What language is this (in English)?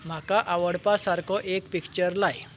Konkani